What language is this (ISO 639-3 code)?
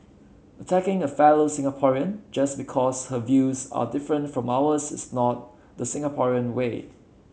eng